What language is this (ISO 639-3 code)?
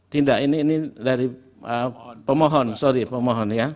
ind